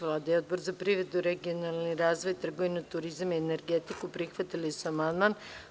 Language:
Serbian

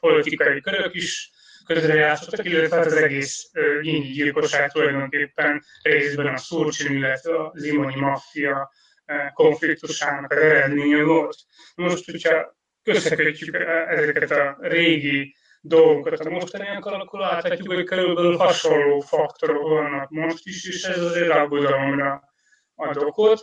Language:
Hungarian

